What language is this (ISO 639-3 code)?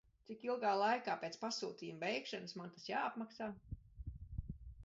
lav